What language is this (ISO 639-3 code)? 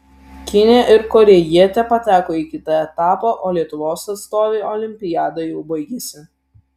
lit